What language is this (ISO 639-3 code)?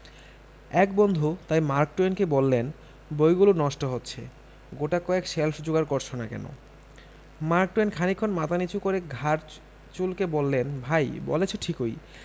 ben